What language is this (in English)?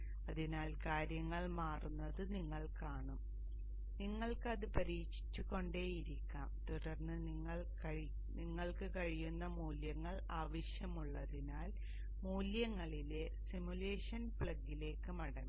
Malayalam